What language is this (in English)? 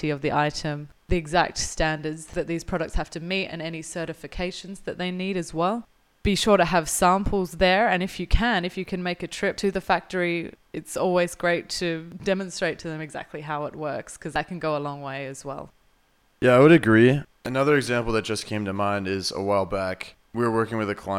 English